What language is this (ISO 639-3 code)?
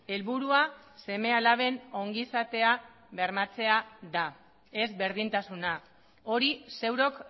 eus